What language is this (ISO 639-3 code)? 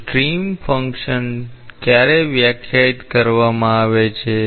guj